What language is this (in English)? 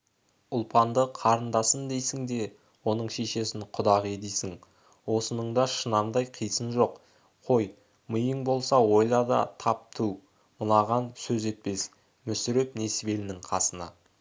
Kazakh